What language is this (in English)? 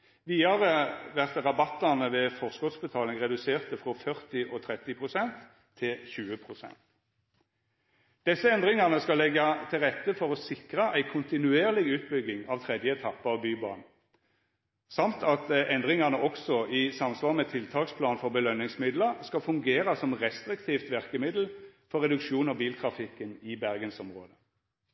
Norwegian Nynorsk